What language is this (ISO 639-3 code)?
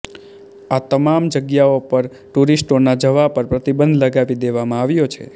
guj